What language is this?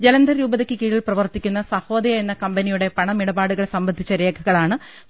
Malayalam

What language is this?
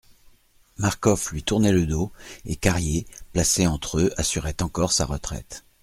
French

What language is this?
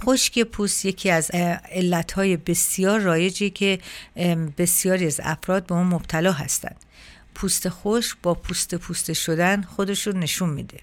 Persian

